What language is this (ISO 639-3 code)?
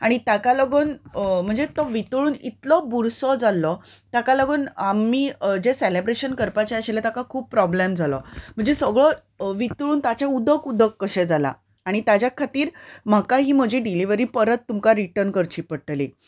kok